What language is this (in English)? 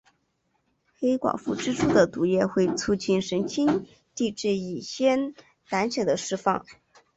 Chinese